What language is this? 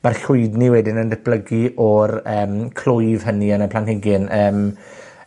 Welsh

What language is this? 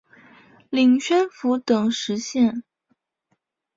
Chinese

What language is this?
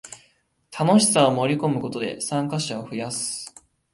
Japanese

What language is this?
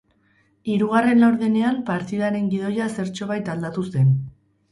Basque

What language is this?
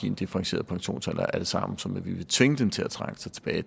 Danish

